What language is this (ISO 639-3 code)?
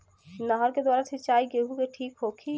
bho